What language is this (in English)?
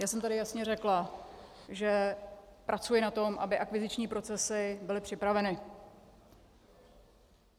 Czech